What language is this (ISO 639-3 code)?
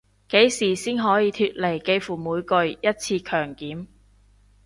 yue